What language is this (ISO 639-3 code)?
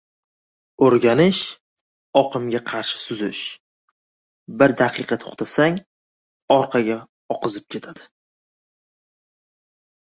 uzb